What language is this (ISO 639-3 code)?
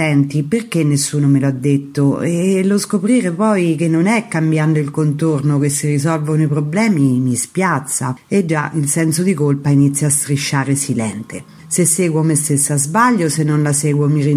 ita